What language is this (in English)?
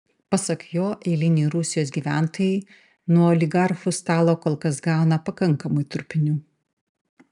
Lithuanian